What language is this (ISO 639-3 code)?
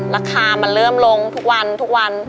tha